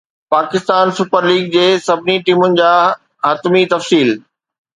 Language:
Sindhi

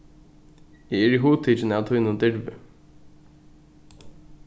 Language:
Faroese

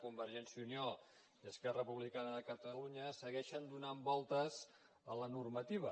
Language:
Catalan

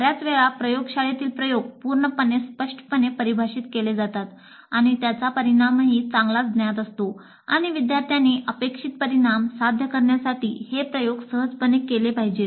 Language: Marathi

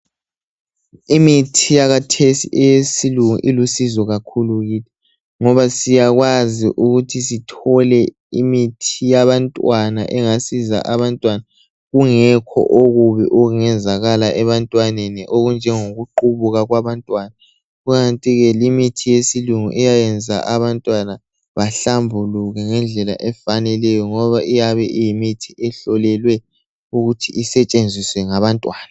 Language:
North Ndebele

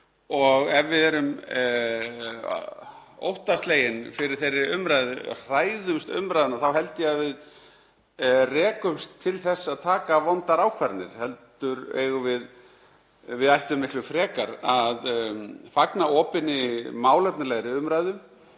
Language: Icelandic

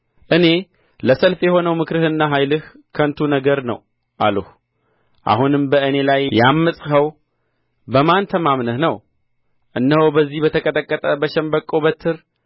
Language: Amharic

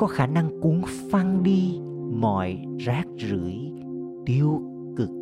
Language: Vietnamese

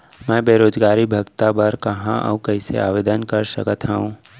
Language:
Chhattisgarhi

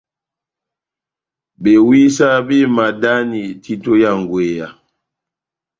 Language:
Batanga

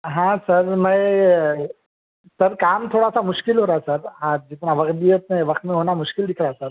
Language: Urdu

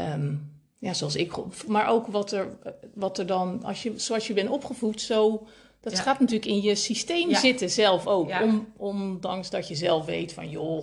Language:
Dutch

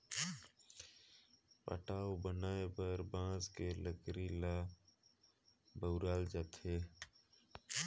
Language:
Chhattisgarhi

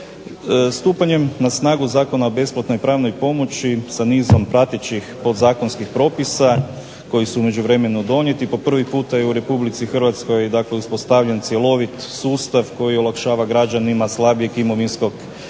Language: Croatian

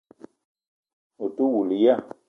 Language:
Eton (Cameroon)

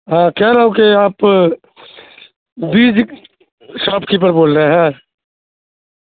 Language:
Urdu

